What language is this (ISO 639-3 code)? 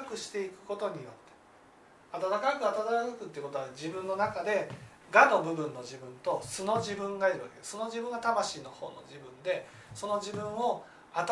jpn